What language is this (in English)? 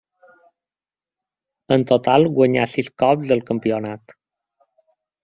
Catalan